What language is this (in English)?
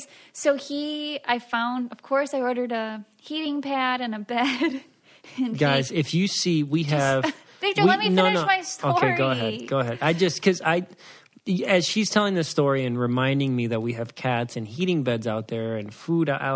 English